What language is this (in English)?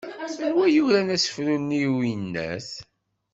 Kabyle